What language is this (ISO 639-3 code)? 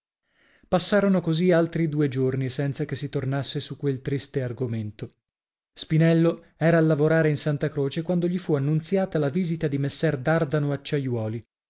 ita